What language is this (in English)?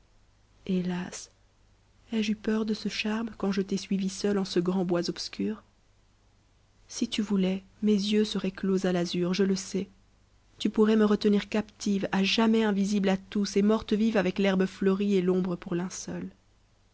French